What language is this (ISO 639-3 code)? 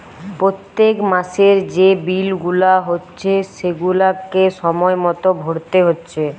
ben